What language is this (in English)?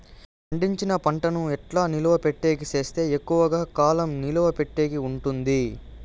Telugu